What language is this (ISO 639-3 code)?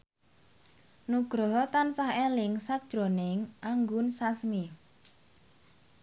jav